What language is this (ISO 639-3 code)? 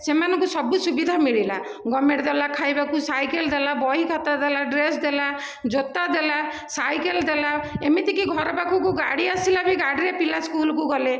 ori